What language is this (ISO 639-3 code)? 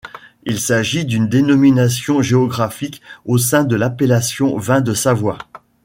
fra